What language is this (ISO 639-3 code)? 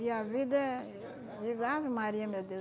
por